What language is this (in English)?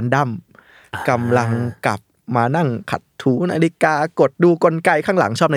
Thai